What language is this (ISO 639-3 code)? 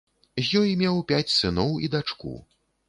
bel